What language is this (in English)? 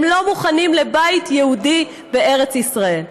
Hebrew